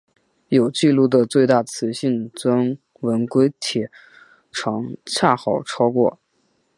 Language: Chinese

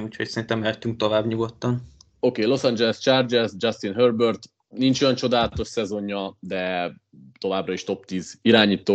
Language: Hungarian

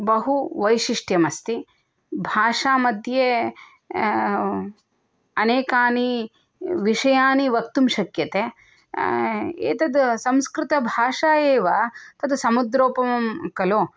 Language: Sanskrit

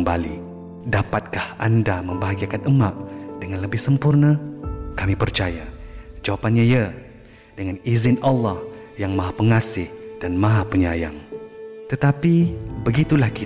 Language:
Malay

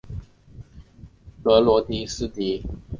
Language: Chinese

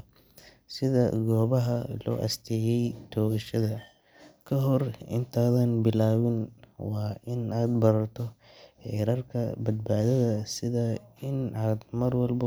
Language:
Somali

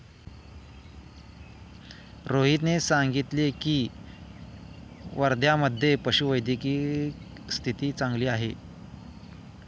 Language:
Marathi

